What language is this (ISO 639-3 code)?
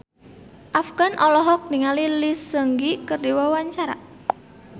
sun